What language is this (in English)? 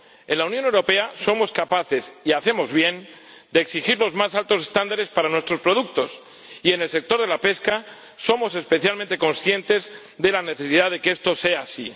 Spanish